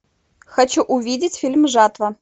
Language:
Russian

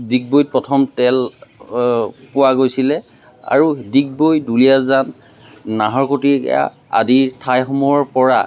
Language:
Assamese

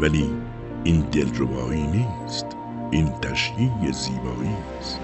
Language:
Persian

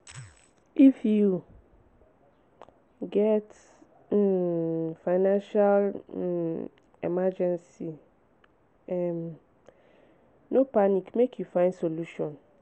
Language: Nigerian Pidgin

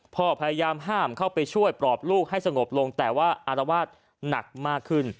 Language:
Thai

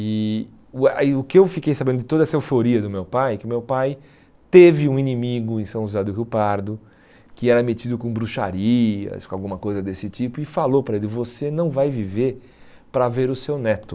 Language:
Portuguese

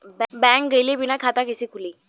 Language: Bhojpuri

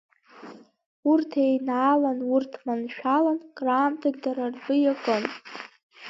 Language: Abkhazian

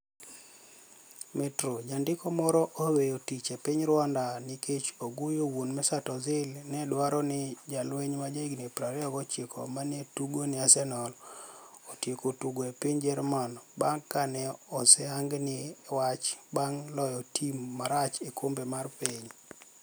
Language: Luo (Kenya and Tanzania)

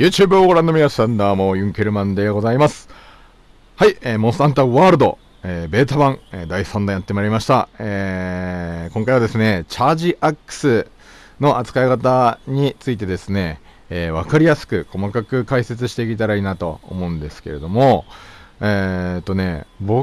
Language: Japanese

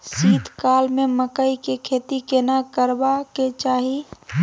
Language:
Maithili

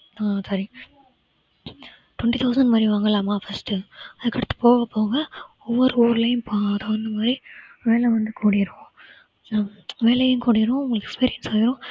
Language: Tamil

